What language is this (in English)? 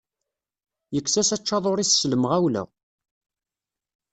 Kabyle